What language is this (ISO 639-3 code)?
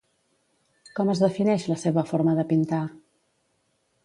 cat